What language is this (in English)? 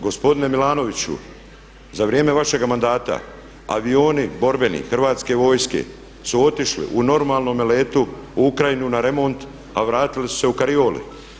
Croatian